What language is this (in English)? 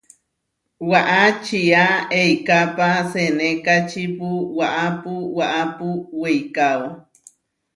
Huarijio